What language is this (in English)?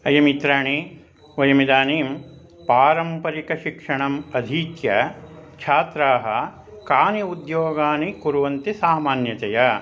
Sanskrit